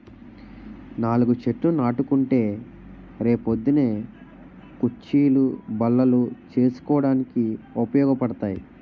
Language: Telugu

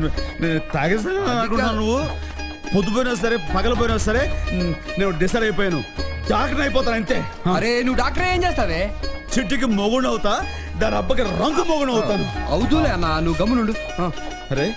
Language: Telugu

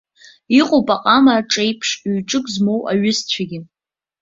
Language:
Abkhazian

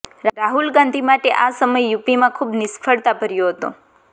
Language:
Gujarati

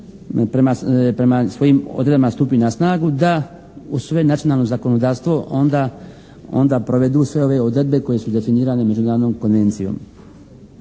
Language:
Croatian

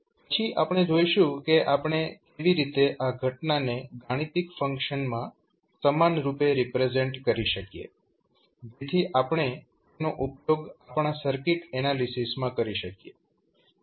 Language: Gujarati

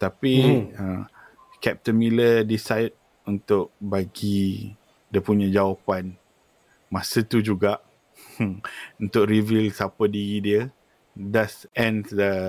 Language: Malay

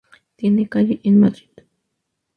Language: Spanish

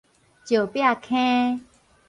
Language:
Min Nan Chinese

